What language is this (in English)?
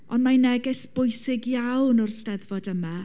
Welsh